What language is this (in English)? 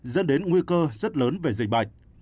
Vietnamese